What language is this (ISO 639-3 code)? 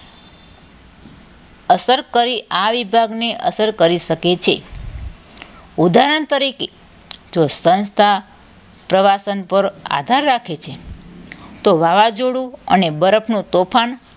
guj